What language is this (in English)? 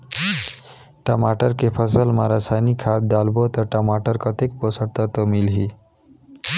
Chhattisgarhi